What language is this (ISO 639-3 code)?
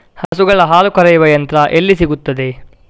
kan